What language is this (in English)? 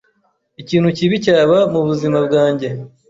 Kinyarwanda